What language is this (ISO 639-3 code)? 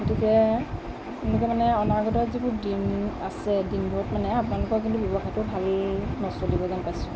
asm